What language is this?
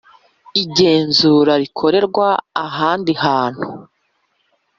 Kinyarwanda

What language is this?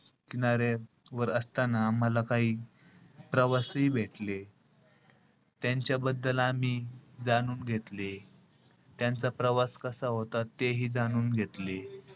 Marathi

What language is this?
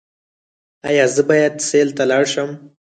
Pashto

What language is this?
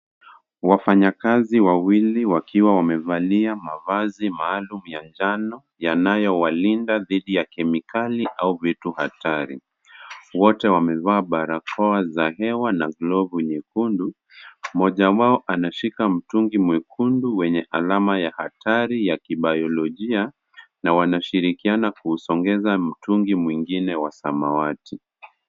Swahili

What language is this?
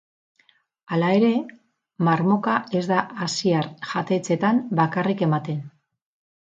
Basque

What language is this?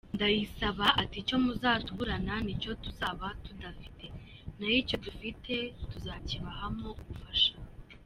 Kinyarwanda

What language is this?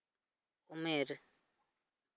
Santali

